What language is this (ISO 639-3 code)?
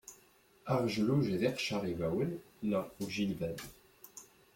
kab